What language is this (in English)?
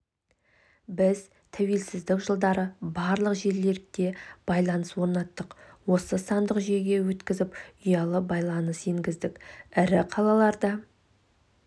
Kazakh